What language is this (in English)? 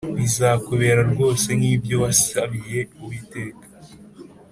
Kinyarwanda